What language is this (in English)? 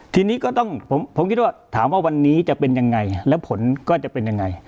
Thai